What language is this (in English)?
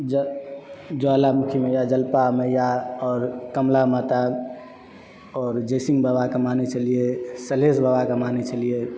Maithili